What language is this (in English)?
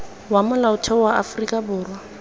Tswana